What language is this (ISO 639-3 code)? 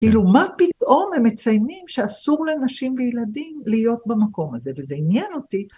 heb